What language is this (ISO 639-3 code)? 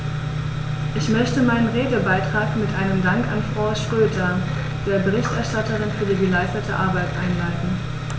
deu